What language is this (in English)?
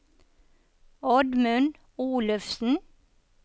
Norwegian